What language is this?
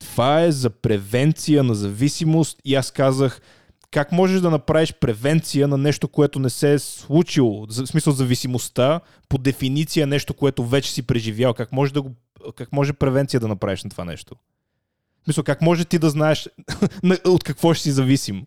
Bulgarian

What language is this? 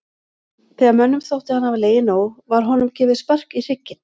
Icelandic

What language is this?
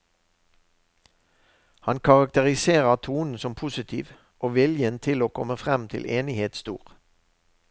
Norwegian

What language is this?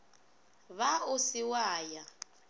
Northern Sotho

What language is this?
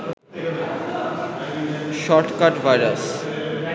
Bangla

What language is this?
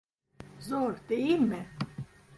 Turkish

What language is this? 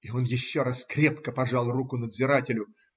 Russian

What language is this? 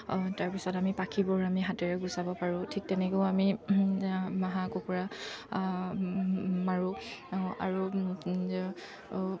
Assamese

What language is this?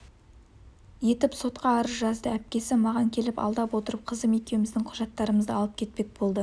Kazakh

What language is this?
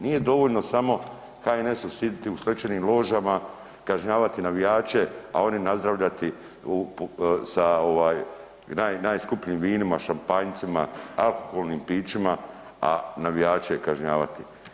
Croatian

